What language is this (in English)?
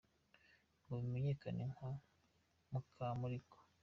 Kinyarwanda